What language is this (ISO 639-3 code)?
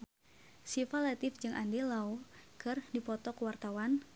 sun